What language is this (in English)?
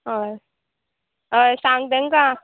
Konkani